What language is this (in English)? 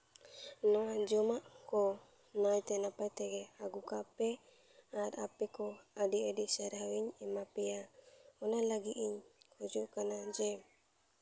Santali